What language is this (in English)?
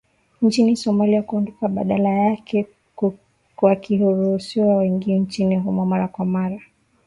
Swahili